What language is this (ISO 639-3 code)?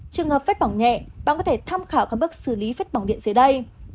vie